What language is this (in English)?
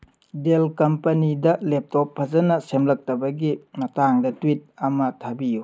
Manipuri